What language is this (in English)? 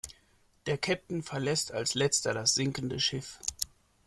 German